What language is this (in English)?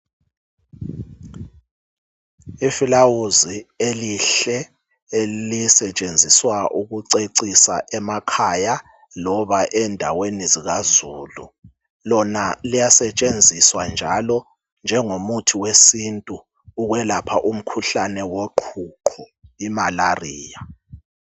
North Ndebele